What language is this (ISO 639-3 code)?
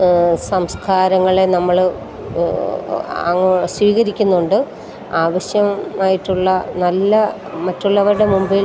mal